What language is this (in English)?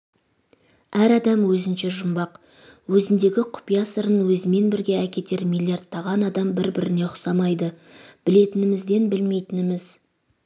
Kazakh